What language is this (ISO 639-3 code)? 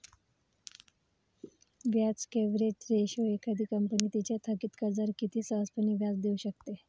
mar